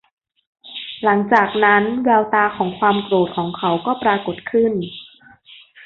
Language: Thai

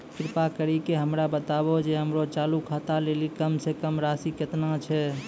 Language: Maithili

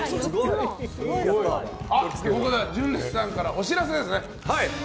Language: Japanese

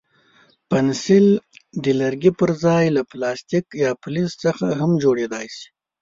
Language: Pashto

